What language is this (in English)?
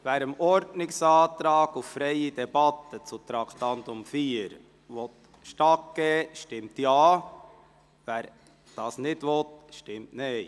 Swiss German